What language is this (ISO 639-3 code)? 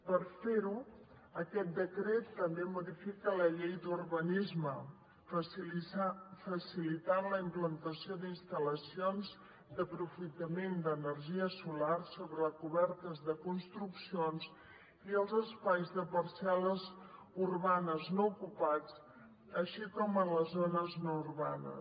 cat